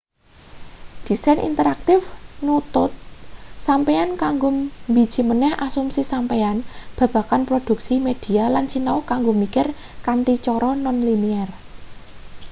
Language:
Javanese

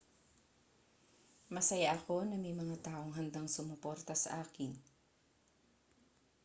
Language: Filipino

